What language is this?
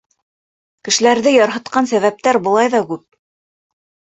Bashkir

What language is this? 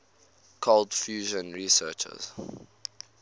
English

